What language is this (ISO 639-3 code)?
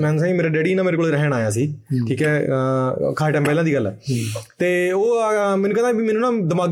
pan